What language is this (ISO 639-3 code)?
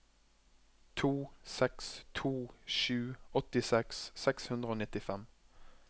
nor